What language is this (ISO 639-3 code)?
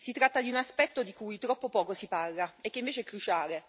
ita